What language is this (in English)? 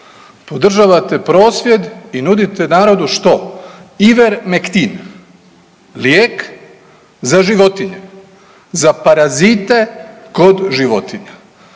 Croatian